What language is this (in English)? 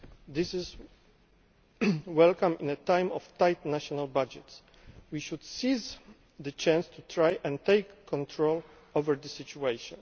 English